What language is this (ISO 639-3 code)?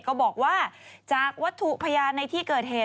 tha